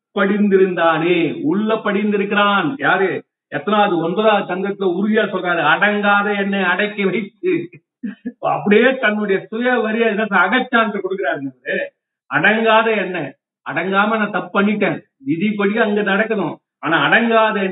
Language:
Tamil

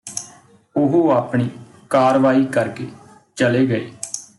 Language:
Punjabi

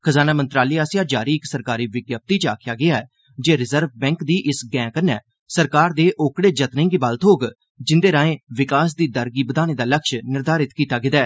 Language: Dogri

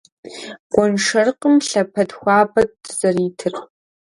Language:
Kabardian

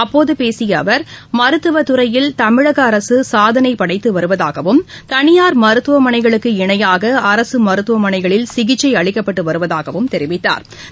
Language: Tamil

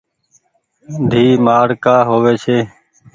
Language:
Goaria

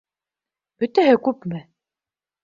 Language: Bashkir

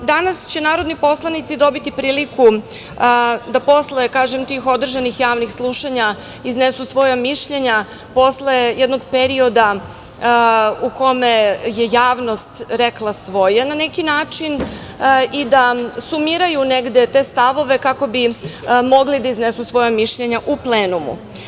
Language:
Serbian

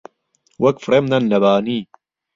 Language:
Central Kurdish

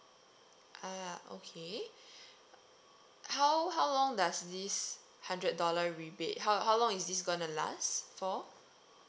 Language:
English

